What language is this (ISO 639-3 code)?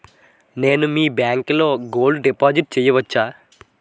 tel